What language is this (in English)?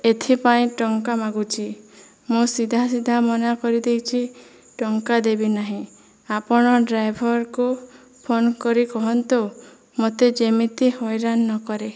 Odia